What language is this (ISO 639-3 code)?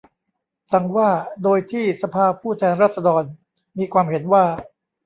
tha